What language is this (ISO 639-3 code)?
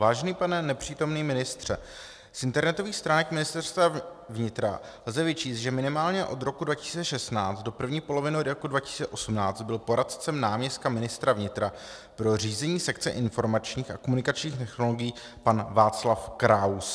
ces